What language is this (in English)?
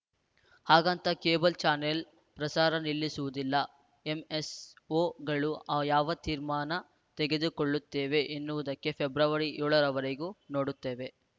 Kannada